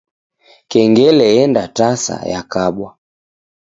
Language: Taita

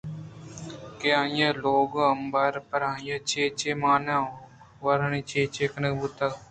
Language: Eastern Balochi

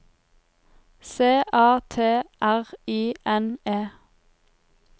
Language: Norwegian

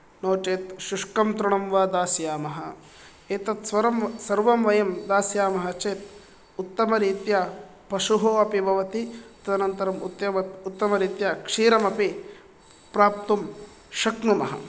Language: Sanskrit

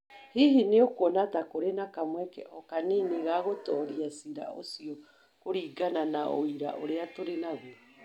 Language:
Kikuyu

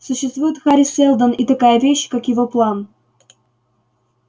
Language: Russian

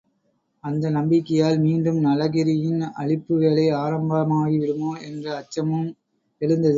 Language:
Tamil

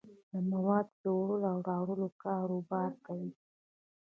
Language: Pashto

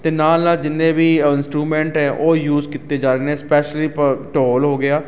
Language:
Punjabi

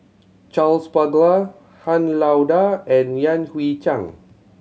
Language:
English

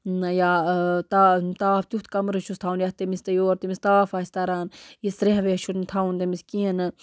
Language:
Kashmiri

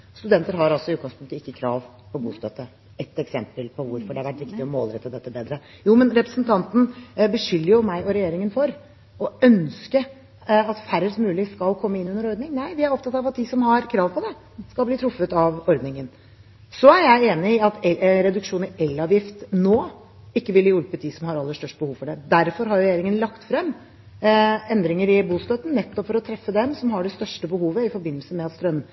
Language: Norwegian Bokmål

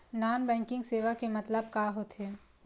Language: Chhattisgarhi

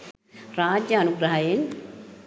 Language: Sinhala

